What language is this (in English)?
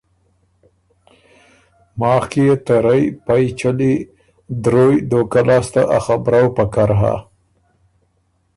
Ormuri